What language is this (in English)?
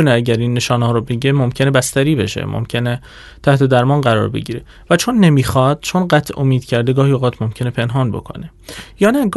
Persian